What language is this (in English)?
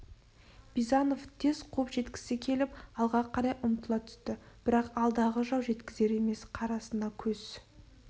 Kazakh